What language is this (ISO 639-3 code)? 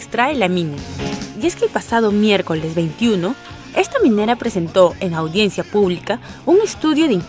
spa